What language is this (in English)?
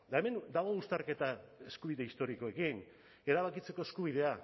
Basque